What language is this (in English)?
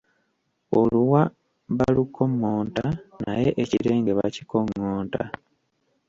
Ganda